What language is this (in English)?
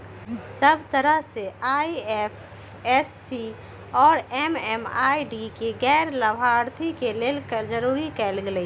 Magahi